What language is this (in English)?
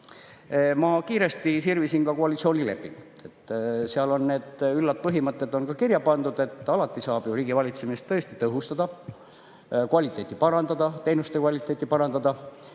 Estonian